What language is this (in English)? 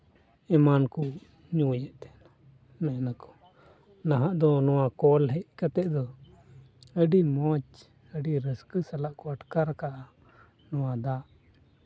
Santali